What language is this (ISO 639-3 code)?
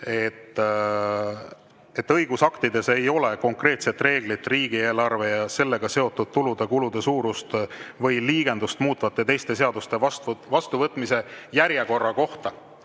est